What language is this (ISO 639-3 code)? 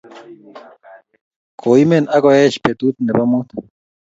kln